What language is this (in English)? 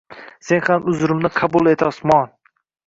Uzbek